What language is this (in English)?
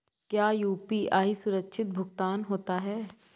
Hindi